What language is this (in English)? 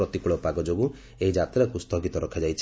Odia